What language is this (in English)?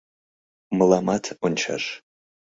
Mari